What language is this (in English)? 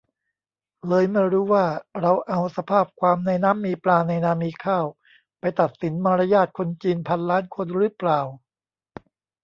Thai